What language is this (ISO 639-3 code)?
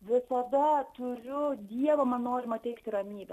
lit